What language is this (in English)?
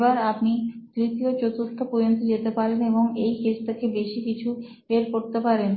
Bangla